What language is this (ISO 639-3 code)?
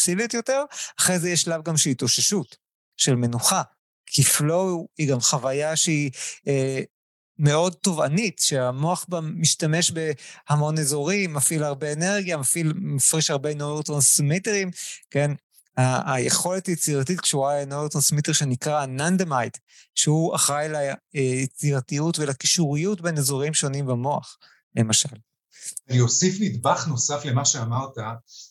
heb